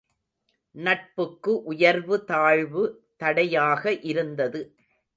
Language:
Tamil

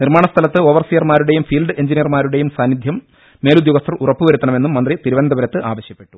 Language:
Malayalam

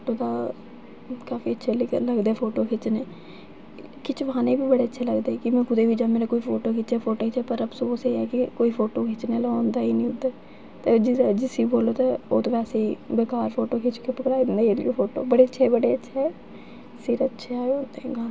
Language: Dogri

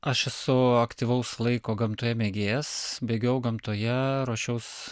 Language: Lithuanian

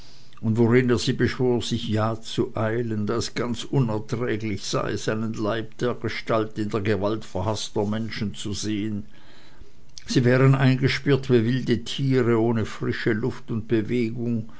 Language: German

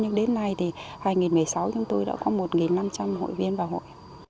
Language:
Vietnamese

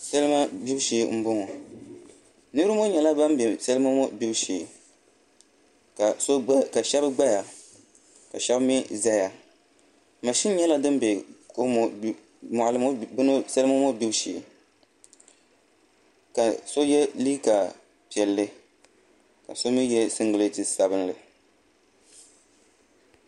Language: Dagbani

